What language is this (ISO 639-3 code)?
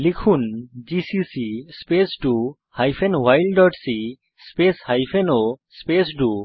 ben